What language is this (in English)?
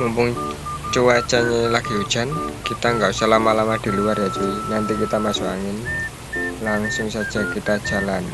Indonesian